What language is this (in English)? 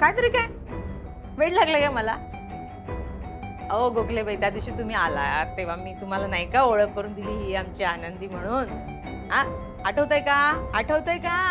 Marathi